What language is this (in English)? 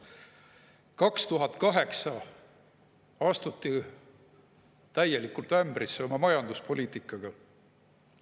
Estonian